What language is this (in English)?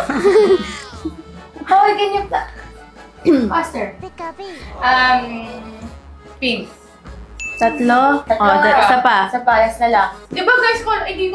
Filipino